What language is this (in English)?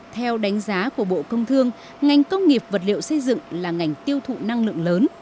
Vietnamese